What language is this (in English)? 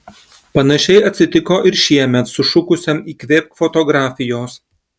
Lithuanian